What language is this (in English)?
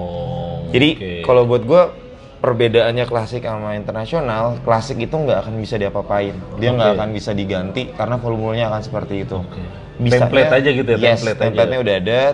Indonesian